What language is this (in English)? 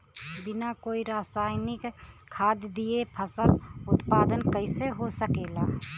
Bhojpuri